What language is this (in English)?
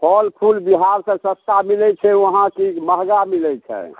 Maithili